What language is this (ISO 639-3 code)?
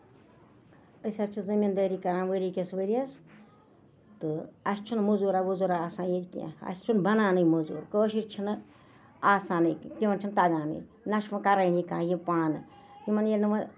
kas